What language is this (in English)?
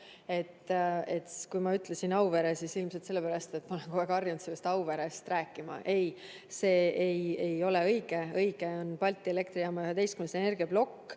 Estonian